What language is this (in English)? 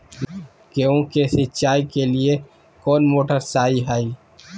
Magahi